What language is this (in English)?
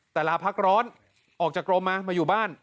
Thai